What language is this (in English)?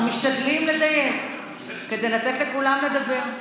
Hebrew